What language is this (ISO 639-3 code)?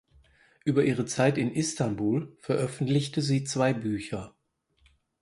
deu